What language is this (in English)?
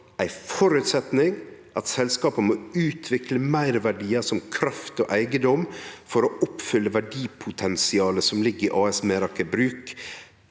Norwegian